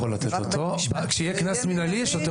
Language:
Hebrew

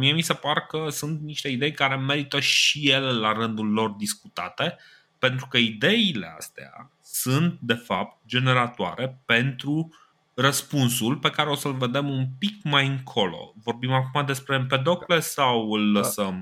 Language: Romanian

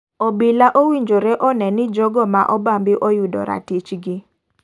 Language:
Luo (Kenya and Tanzania)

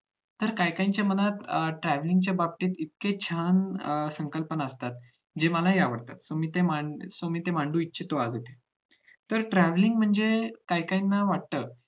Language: Marathi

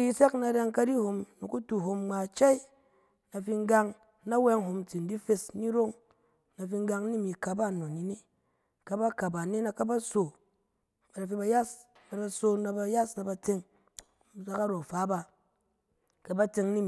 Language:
Cen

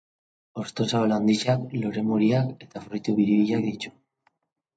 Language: Basque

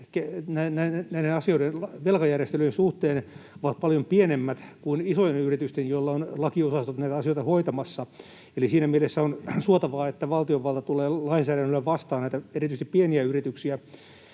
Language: Finnish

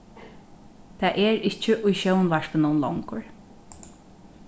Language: Faroese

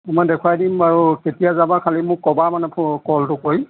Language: Assamese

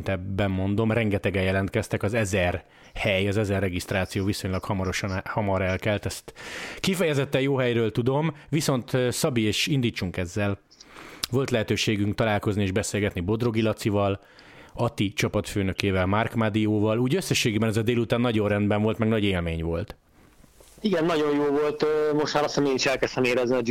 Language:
Hungarian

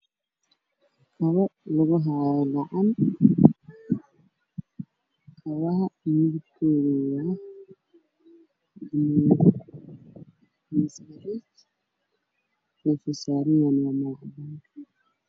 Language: Somali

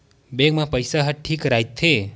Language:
Chhattisgarhi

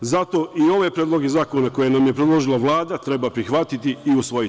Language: Serbian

